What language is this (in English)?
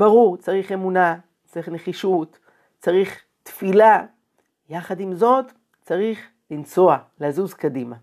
Hebrew